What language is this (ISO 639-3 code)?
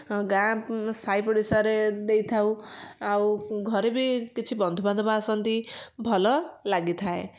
ori